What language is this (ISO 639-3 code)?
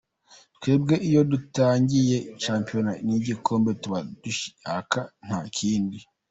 kin